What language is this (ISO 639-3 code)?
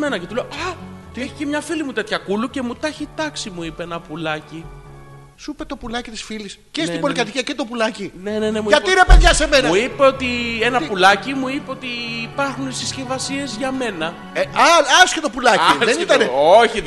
ell